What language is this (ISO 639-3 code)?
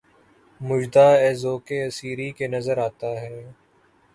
urd